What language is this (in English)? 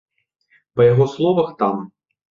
Belarusian